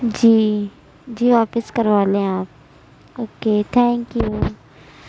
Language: Urdu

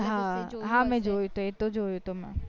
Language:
Gujarati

